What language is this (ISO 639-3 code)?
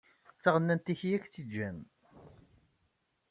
kab